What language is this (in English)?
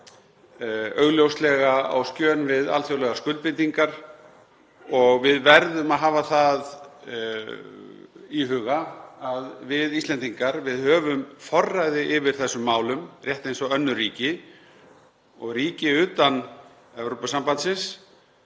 Icelandic